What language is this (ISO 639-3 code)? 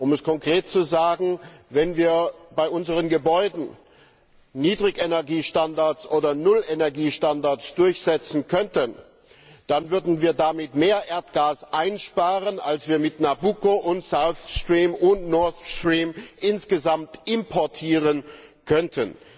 deu